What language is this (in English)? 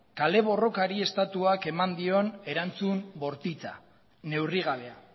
Basque